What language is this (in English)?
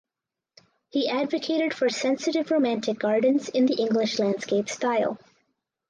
English